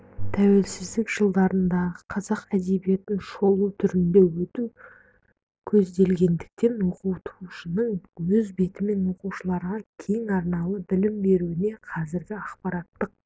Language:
Kazakh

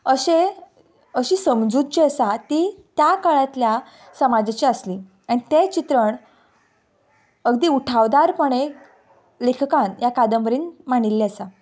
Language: Konkani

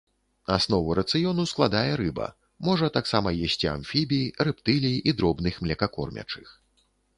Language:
Belarusian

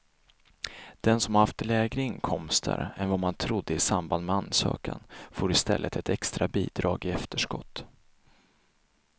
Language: Swedish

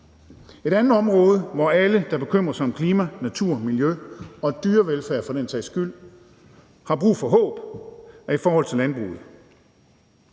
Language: Danish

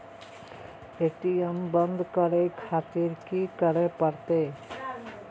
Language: Maithili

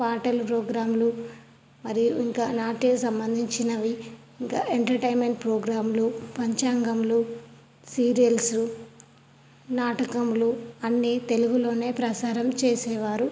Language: Telugu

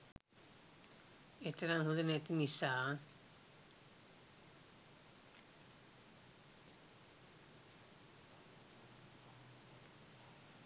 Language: Sinhala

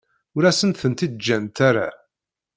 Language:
Kabyle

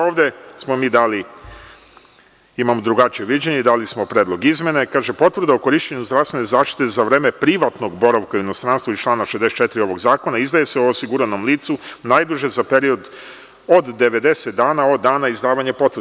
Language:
Serbian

